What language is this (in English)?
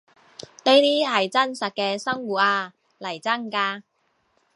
Cantonese